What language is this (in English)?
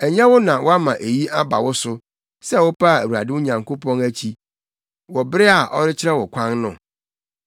Akan